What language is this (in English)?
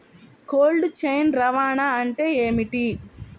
Telugu